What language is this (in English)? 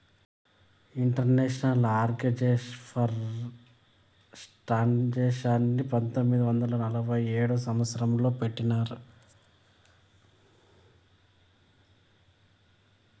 Telugu